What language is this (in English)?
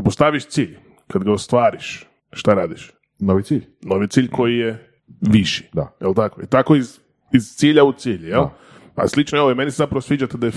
Croatian